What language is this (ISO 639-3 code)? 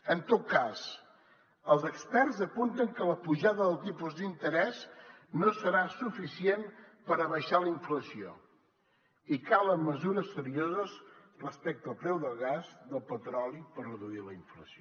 cat